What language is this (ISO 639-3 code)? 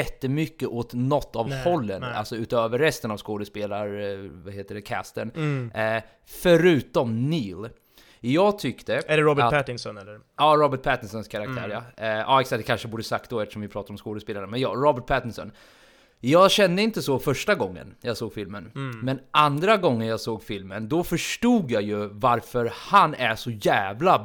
swe